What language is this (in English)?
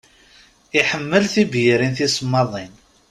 Kabyle